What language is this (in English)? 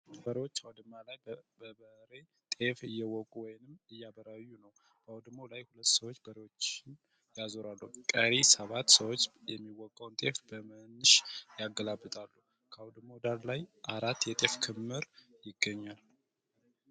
Amharic